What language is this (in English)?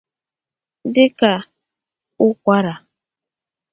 Igbo